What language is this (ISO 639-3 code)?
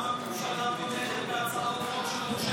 heb